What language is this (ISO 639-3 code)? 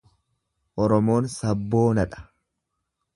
orm